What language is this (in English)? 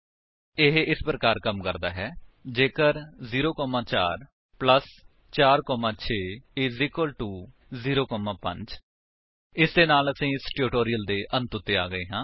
Punjabi